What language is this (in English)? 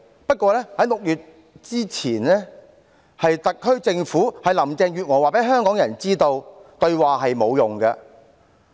Cantonese